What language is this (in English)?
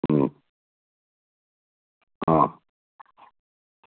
Dogri